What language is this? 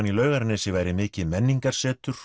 Icelandic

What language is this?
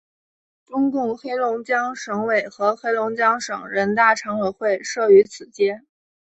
Chinese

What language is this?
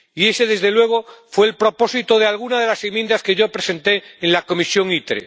Spanish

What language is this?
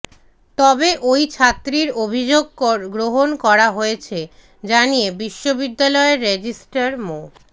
Bangla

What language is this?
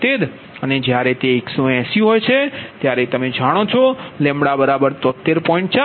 Gujarati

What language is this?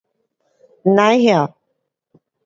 Pu-Xian Chinese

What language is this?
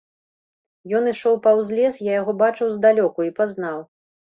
Belarusian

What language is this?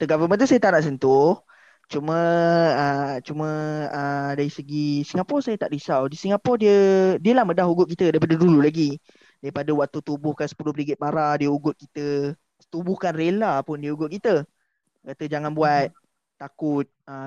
Malay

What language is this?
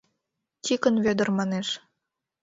Mari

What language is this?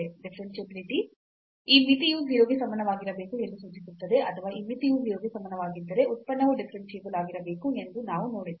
Kannada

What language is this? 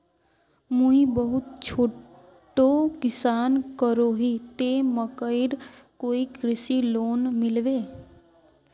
Magahi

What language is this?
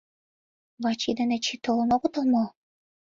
Mari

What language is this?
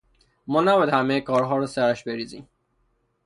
Persian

